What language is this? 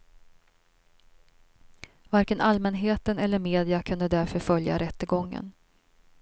Swedish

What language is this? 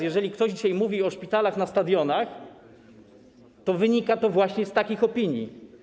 Polish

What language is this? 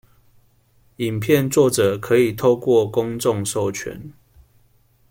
Chinese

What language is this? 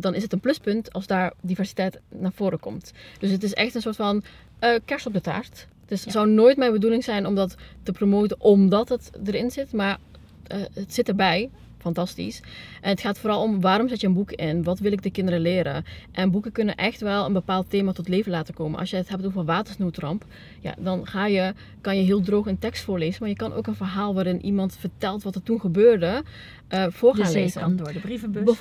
Dutch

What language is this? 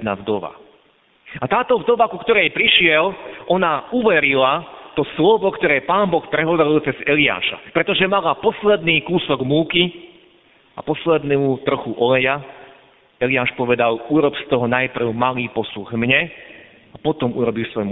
Slovak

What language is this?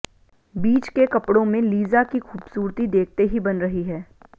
Hindi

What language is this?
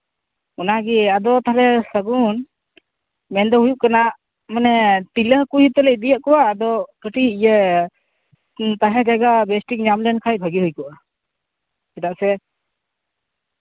Santali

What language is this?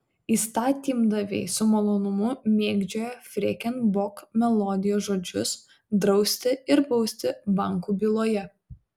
Lithuanian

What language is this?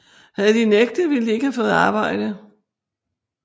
Danish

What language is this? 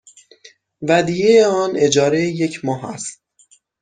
Persian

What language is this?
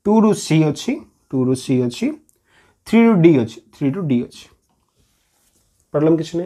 Hindi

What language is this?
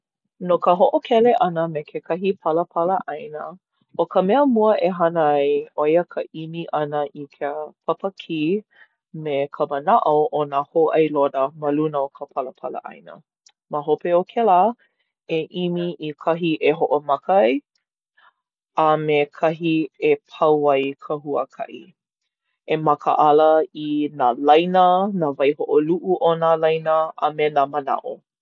Hawaiian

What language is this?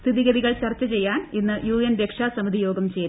Malayalam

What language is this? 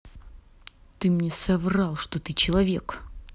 Russian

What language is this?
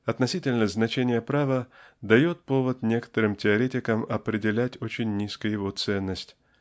Russian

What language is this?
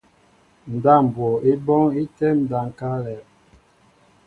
Mbo (Cameroon)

